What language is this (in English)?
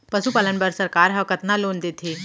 Chhattisgarhi